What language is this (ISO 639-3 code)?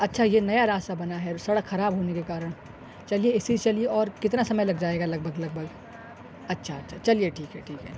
urd